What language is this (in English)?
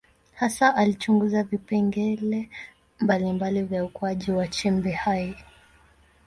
Swahili